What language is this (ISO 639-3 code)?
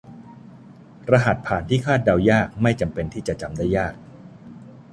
tha